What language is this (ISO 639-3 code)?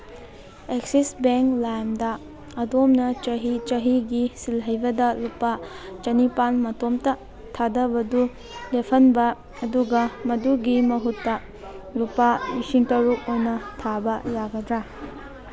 mni